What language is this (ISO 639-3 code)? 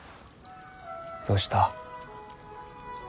jpn